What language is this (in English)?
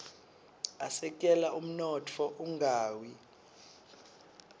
Swati